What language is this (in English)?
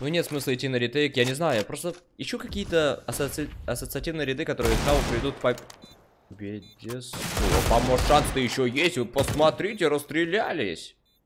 Russian